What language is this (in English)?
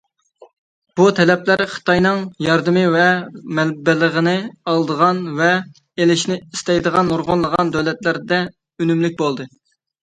Uyghur